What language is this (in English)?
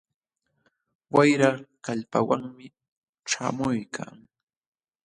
Jauja Wanca Quechua